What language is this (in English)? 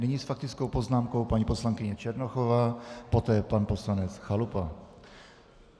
Czech